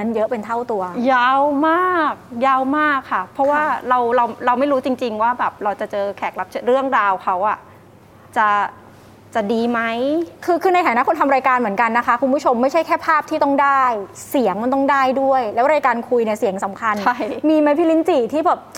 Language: Thai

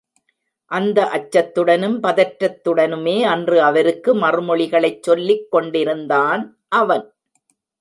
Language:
Tamil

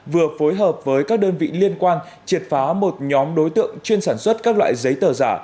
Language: Vietnamese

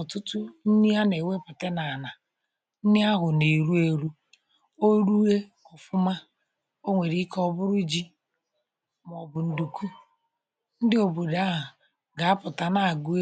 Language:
Igbo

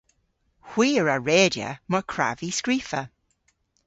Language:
Cornish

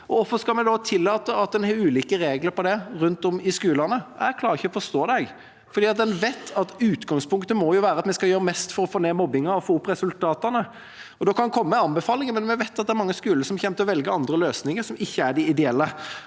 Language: Norwegian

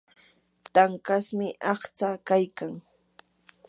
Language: Yanahuanca Pasco Quechua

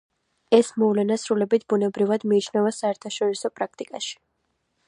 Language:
Georgian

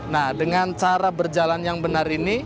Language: Indonesian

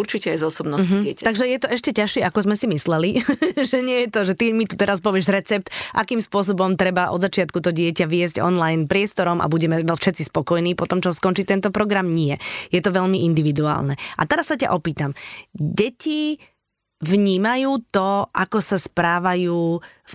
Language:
Slovak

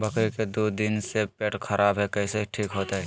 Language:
Magahi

